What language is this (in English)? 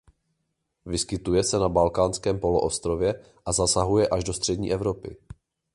Czech